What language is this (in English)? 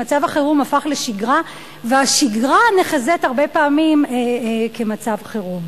Hebrew